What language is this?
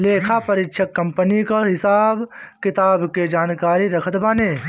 Bhojpuri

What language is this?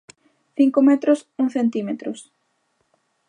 Galician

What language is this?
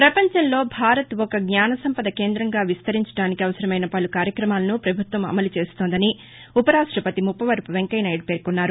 Telugu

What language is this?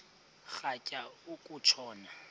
Xhosa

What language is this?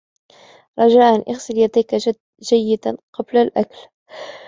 Arabic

